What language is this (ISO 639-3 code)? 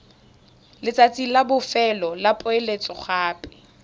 tsn